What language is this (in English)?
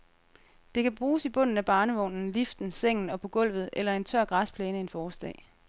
Danish